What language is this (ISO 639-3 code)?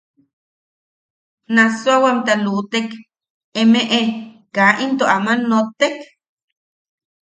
yaq